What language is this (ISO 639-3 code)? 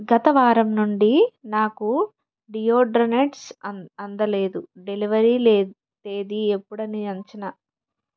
tel